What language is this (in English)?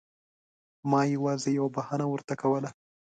Pashto